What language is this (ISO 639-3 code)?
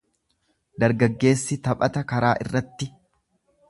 orm